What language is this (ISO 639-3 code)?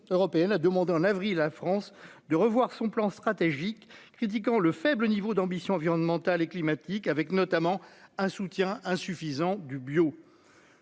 fra